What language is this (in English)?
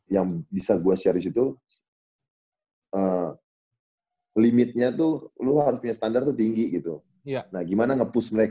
Indonesian